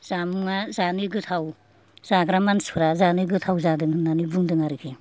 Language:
Bodo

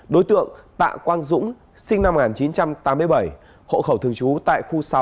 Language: Vietnamese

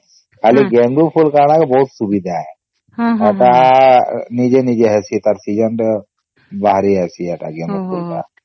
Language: Odia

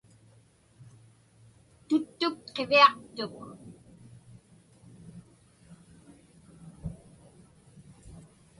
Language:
Inupiaq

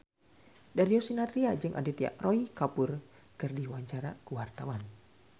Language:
Sundanese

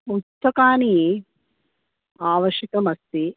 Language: Sanskrit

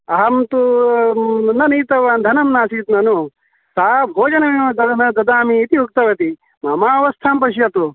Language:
Sanskrit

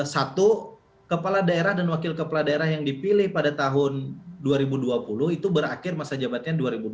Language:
Indonesian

